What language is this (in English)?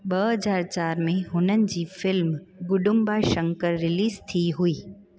Sindhi